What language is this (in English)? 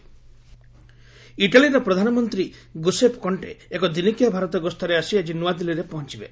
Odia